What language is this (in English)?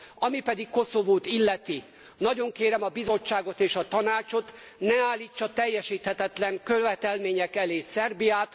Hungarian